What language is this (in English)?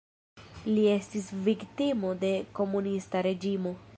Esperanto